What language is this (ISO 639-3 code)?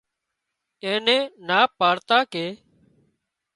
kxp